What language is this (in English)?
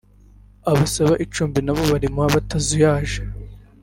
Kinyarwanda